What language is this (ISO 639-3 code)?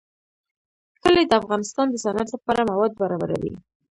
pus